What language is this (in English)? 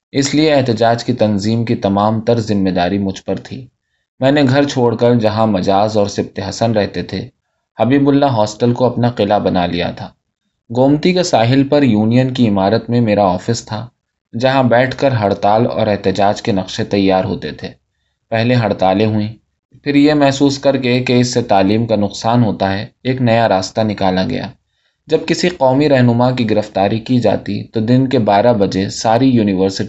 Urdu